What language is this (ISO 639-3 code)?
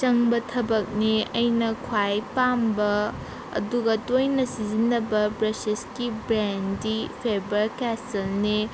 mni